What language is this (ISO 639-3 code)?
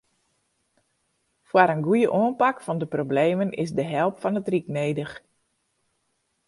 fry